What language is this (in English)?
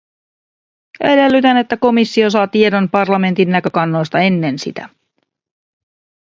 Finnish